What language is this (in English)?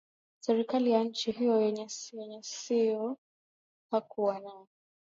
Swahili